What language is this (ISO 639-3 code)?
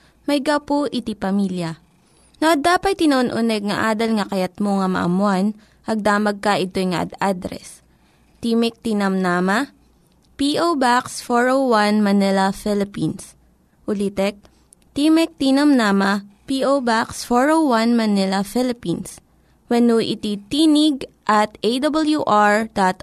fil